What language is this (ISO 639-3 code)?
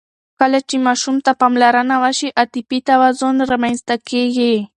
pus